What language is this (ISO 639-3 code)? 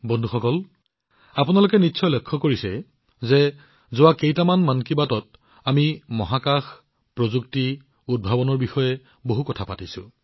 asm